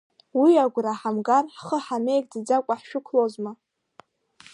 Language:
Abkhazian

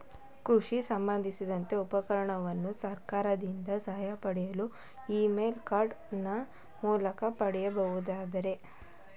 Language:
Kannada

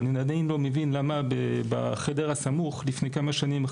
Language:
Hebrew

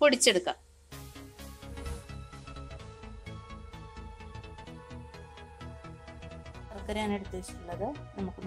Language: Romanian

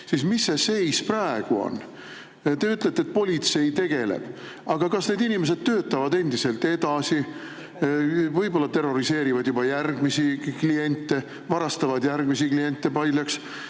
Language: Estonian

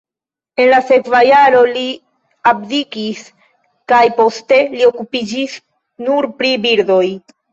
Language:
Esperanto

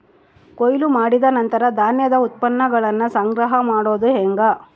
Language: Kannada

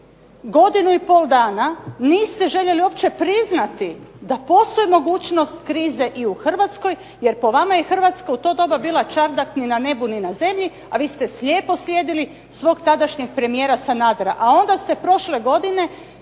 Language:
Croatian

